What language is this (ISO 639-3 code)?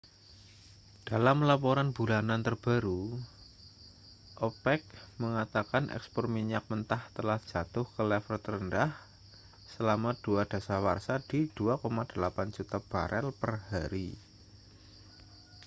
ind